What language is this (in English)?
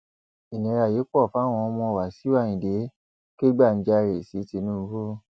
Yoruba